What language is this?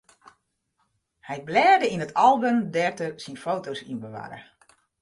Western Frisian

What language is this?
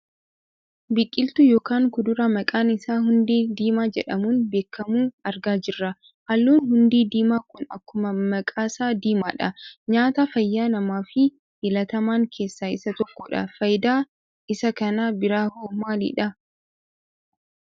Oromo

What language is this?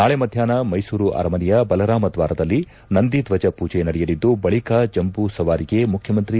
Kannada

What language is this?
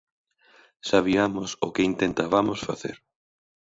Galician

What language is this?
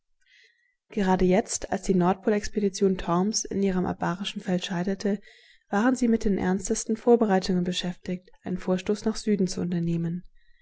German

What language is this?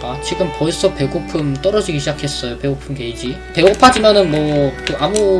Korean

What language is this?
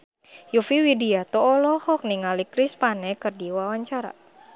Sundanese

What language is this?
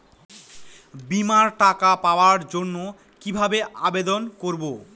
Bangla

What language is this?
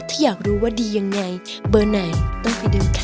Thai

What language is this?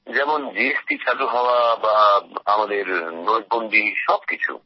Bangla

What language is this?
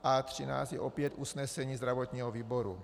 Czech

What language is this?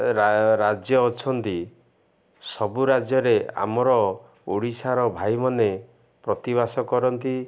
Odia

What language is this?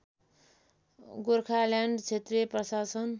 Nepali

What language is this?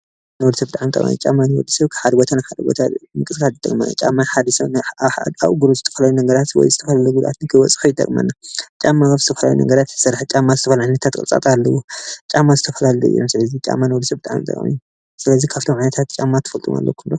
Tigrinya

